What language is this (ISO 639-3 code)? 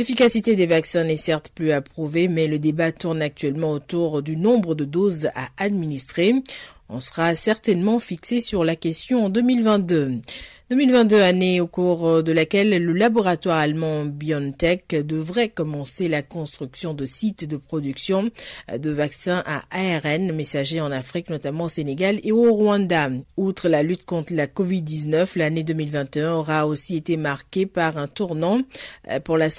fra